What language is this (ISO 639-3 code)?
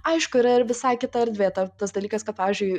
lit